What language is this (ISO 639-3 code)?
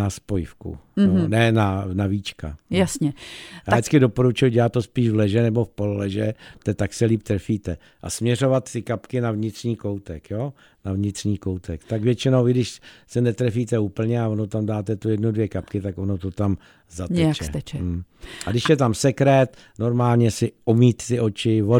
ces